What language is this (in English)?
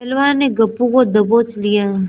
Hindi